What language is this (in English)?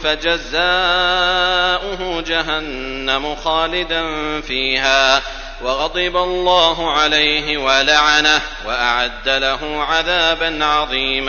Arabic